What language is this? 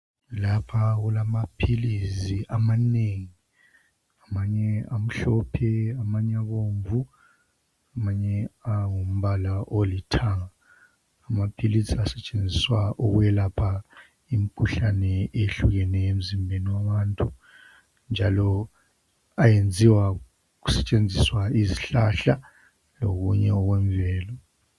North Ndebele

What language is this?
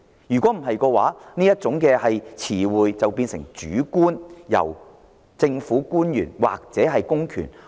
Cantonese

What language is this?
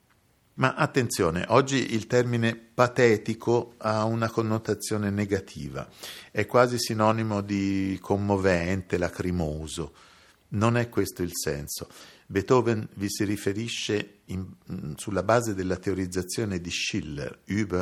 Italian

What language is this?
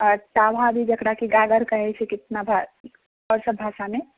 Maithili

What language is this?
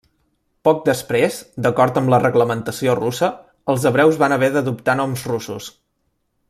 Catalan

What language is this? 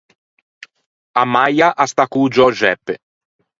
Ligurian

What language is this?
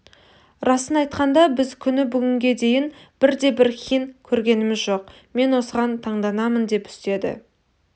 Kazakh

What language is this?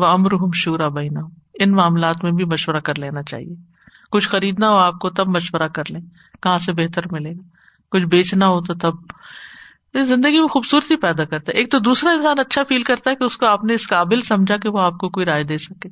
Urdu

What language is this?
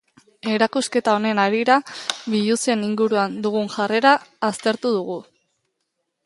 Basque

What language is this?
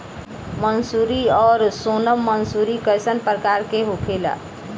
Bhojpuri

